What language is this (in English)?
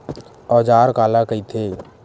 Chhattisgarhi